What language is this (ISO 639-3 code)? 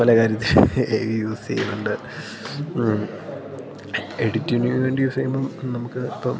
mal